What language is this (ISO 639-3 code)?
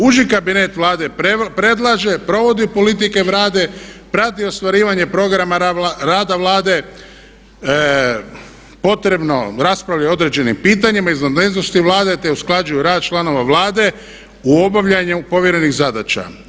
hrv